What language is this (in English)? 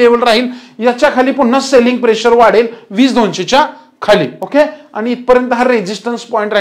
Romanian